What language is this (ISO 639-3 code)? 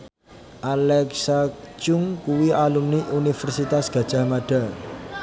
jav